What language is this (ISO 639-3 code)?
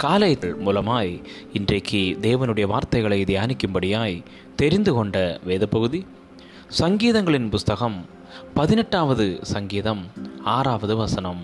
tam